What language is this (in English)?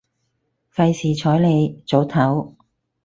Cantonese